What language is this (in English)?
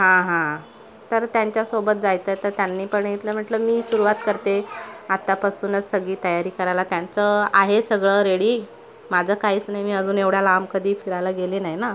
Marathi